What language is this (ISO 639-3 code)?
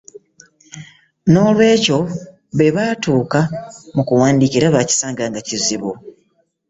lug